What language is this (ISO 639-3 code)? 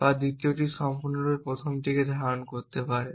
ben